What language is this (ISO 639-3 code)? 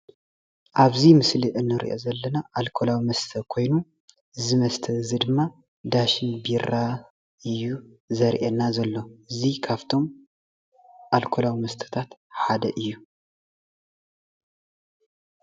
tir